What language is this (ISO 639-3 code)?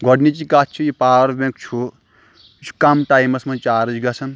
kas